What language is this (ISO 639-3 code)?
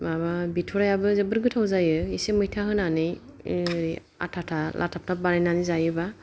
brx